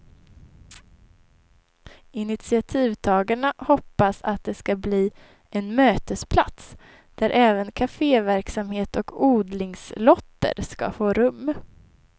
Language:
Swedish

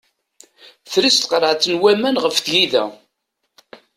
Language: Kabyle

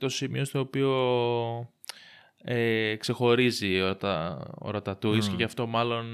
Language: Greek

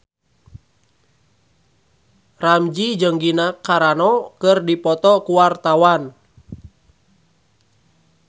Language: Sundanese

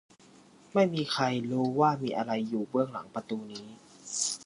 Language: Thai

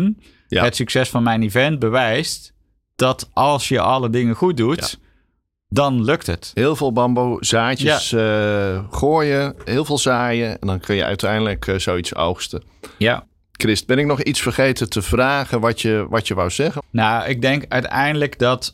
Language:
Dutch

